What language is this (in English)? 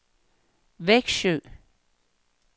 Danish